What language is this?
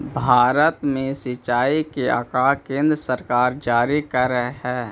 Magahi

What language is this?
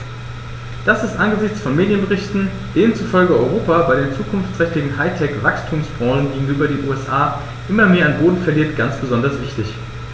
German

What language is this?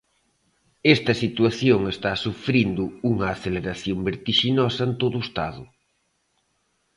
Galician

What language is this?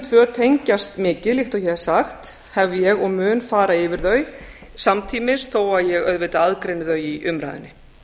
Icelandic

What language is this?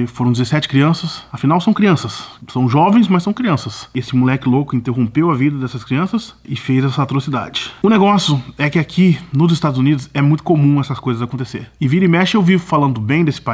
Portuguese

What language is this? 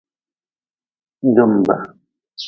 Nawdm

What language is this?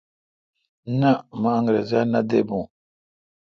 Kalkoti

